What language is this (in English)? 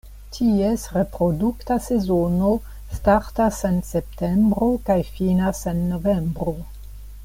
Esperanto